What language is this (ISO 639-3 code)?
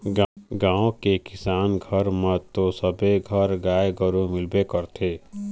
hne